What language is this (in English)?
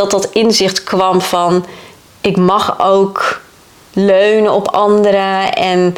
Dutch